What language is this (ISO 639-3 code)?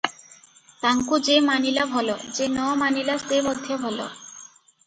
ori